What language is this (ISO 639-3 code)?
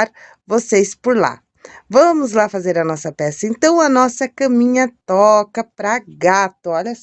por